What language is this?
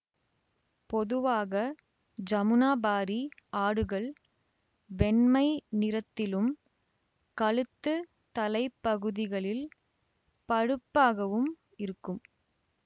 Tamil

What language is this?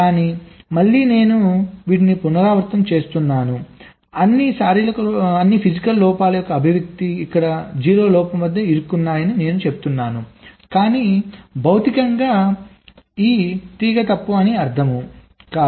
Telugu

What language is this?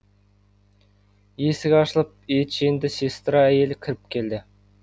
Kazakh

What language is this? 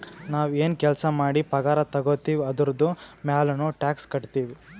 Kannada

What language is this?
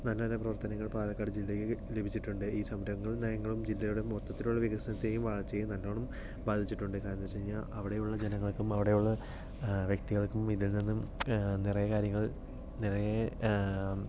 Malayalam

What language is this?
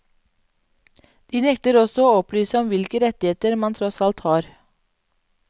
Norwegian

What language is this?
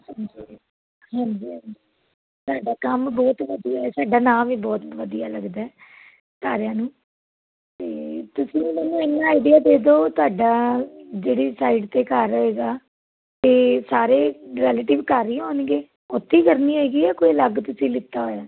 Punjabi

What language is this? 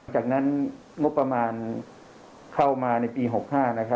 Thai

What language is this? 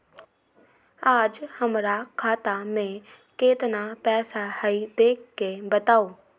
Magahi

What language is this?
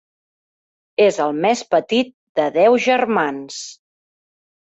Catalan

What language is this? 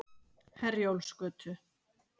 Icelandic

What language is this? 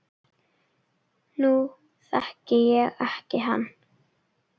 Icelandic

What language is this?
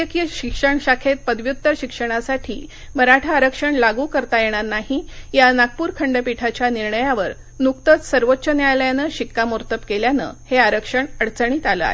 Marathi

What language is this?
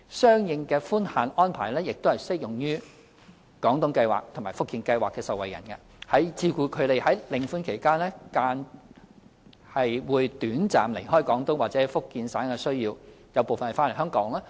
Cantonese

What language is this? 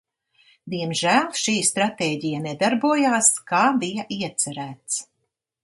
Latvian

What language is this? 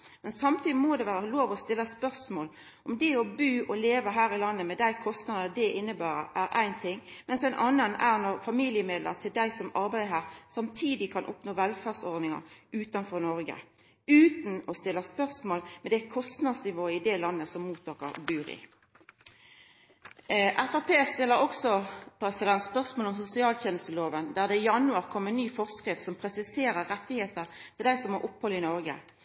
Norwegian Nynorsk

